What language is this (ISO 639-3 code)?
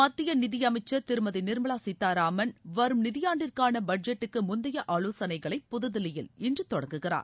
tam